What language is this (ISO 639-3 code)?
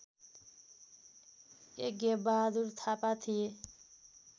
nep